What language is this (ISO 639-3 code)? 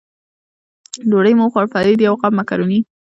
pus